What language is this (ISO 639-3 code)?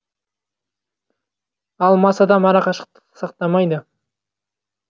kaz